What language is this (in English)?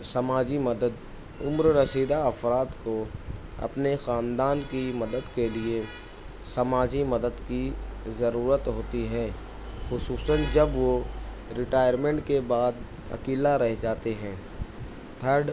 Urdu